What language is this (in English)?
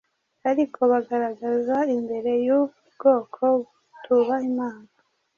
Kinyarwanda